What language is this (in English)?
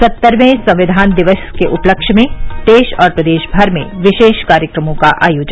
Hindi